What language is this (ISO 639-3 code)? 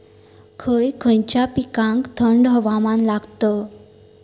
mar